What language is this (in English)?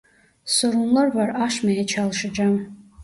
Turkish